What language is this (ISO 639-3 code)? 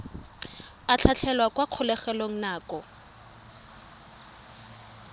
tsn